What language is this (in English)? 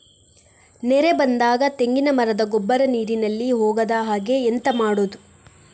Kannada